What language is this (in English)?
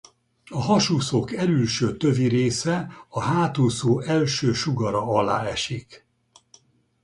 Hungarian